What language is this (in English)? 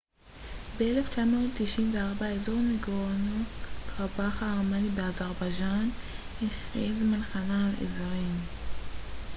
Hebrew